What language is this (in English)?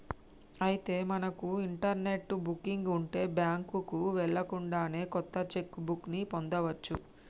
Telugu